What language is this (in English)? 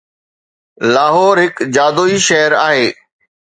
Sindhi